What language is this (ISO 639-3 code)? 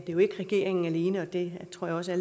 dan